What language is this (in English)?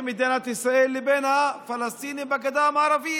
Hebrew